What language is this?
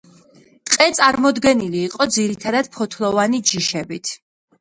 Georgian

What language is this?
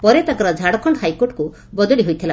Odia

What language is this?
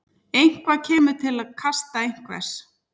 Icelandic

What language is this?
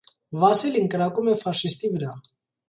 Armenian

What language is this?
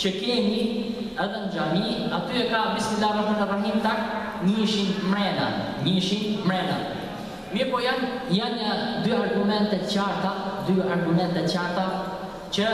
Arabic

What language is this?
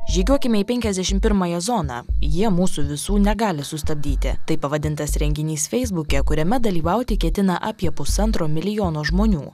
Lithuanian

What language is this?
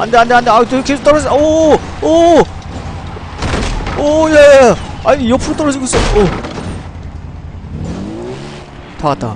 Korean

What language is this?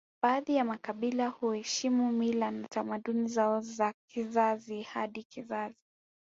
Swahili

